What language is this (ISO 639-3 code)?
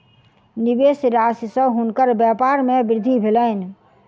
mai